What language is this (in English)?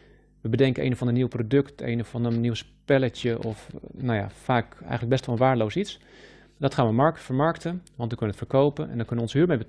Dutch